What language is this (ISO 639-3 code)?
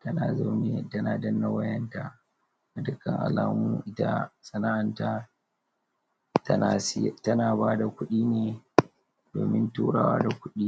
hau